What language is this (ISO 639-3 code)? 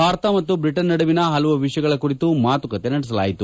kan